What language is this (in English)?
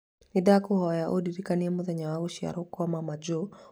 Kikuyu